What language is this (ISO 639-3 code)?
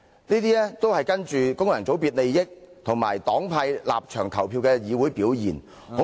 yue